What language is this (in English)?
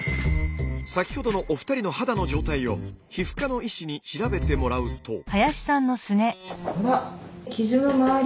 Japanese